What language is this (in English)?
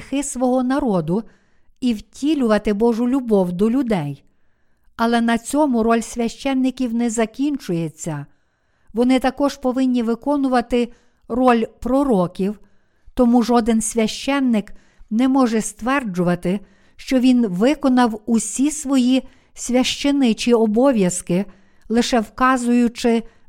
Ukrainian